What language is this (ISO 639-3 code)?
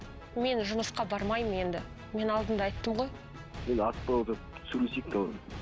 kaz